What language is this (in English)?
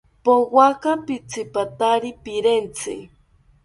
South Ucayali Ashéninka